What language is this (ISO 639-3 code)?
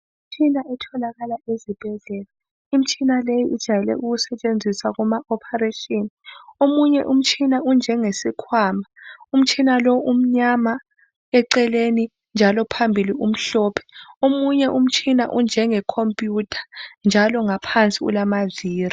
nde